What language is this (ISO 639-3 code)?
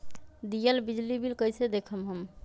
mag